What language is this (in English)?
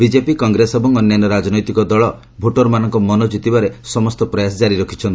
Odia